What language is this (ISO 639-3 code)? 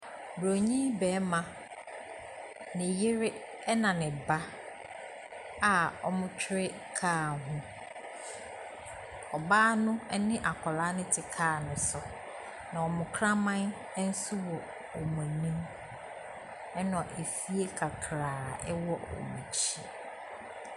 aka